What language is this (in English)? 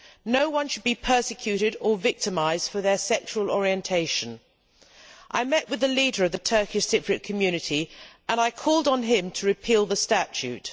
English